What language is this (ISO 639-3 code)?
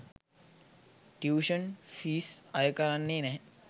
sin